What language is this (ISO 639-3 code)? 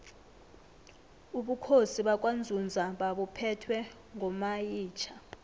nbl